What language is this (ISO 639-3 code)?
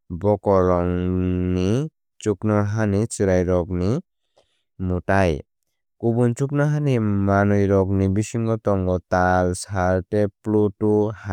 trp